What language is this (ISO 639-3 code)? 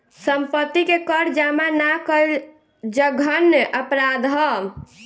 bho